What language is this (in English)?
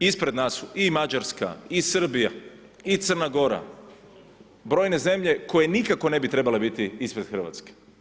Croatian